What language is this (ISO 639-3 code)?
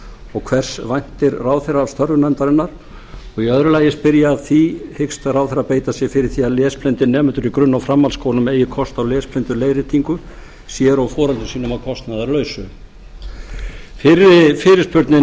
isl